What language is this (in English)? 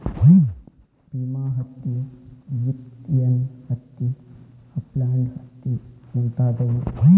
Kannada